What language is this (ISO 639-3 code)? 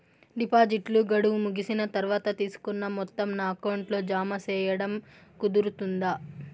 tel